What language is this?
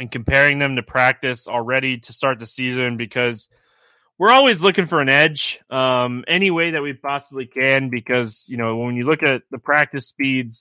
English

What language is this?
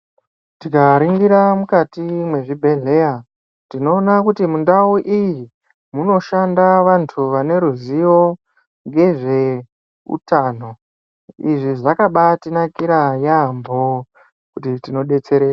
Ndau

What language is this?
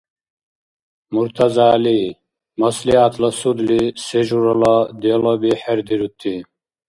Dargwa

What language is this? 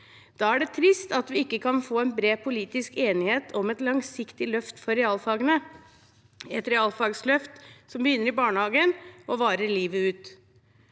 Norwegian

